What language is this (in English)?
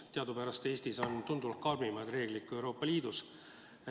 Estonian